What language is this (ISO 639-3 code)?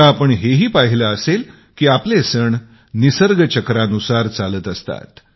mar